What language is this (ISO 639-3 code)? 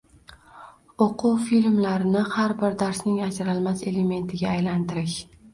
uzb